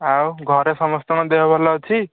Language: Odia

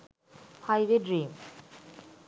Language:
Sinhala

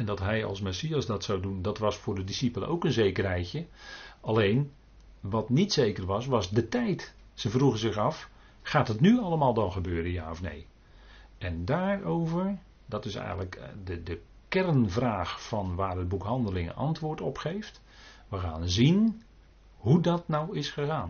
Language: Dutch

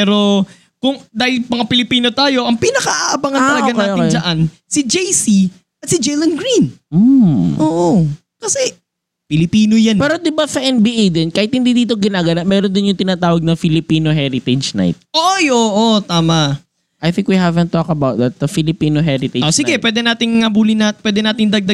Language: Filipino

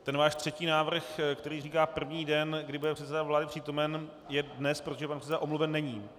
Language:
Czech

